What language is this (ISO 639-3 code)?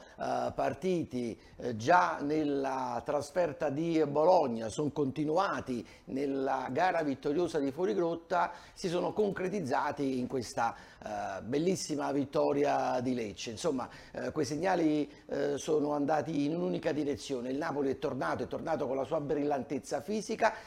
ita